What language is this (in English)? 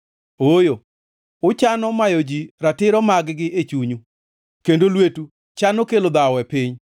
Luo (Kenya and Tanzania)